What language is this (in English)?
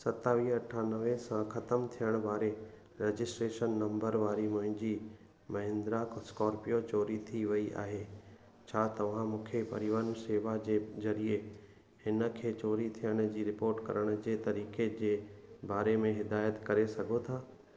Sindhi